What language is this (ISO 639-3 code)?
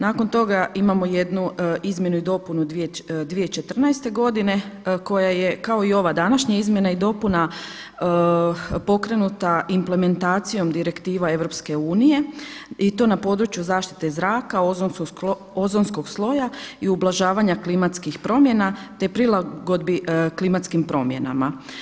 hrv